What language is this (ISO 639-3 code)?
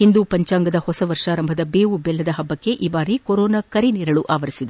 kan